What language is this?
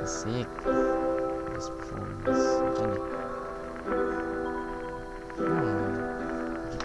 Indonesian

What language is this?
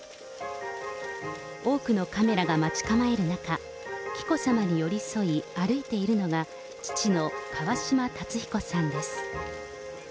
Japanese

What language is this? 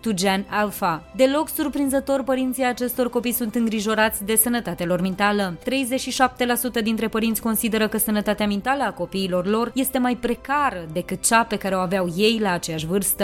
Romanian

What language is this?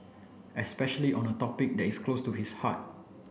English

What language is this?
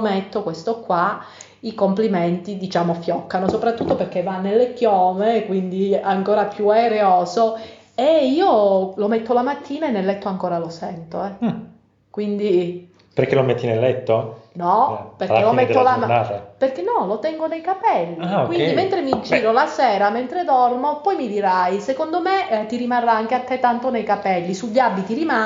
Italian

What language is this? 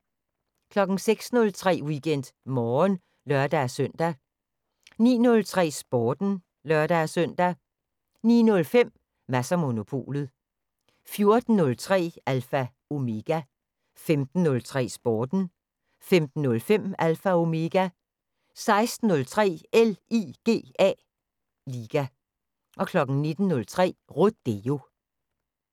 Danish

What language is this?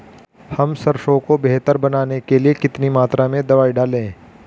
Hindi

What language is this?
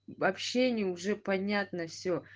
Russian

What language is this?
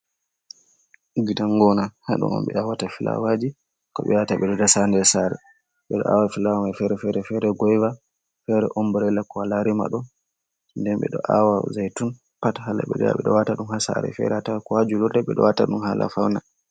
Fula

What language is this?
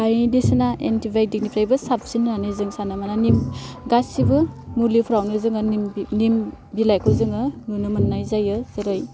Bodo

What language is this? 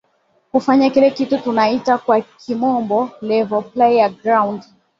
Swahili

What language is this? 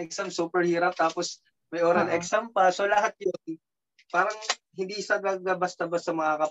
Filipino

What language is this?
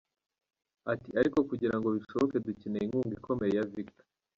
Kinyarwanda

